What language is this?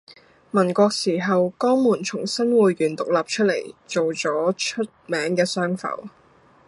Cantonese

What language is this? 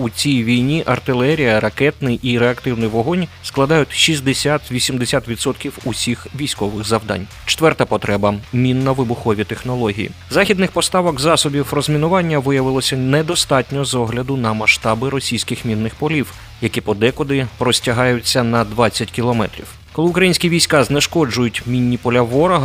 Ukrainian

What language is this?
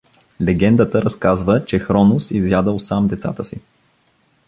Bulgarian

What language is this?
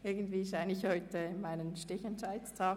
Swiss German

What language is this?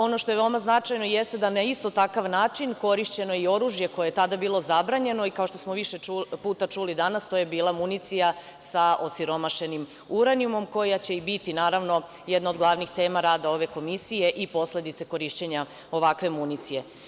Serbian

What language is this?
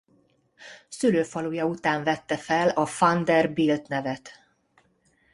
Hungarian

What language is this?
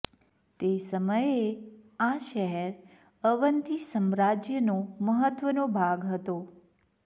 Gujarati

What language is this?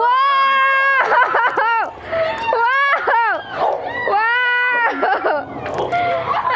Indonesian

